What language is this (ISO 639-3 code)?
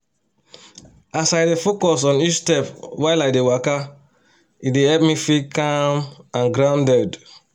pcm